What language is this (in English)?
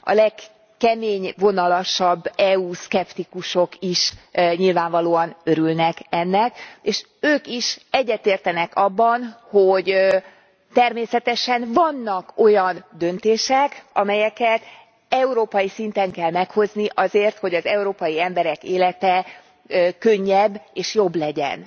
Hungarian